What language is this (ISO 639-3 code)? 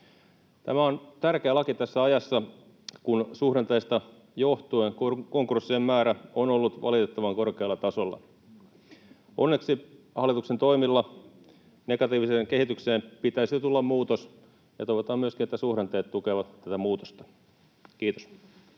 fin